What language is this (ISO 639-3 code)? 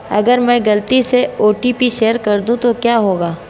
hin